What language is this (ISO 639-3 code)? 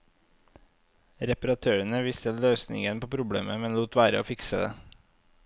nor